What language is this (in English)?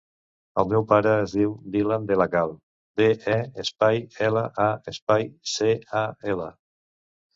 Catalan